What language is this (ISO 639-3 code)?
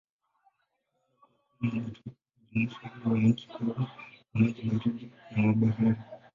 swa